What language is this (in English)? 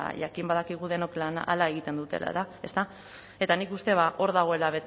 Basque